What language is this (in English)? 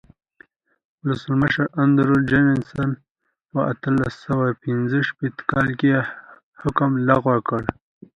Pashto